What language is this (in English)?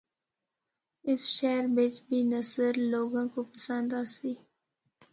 Northern Hindko